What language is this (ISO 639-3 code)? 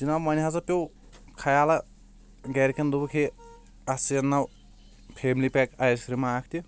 kas